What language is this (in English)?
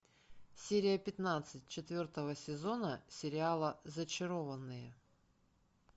Russian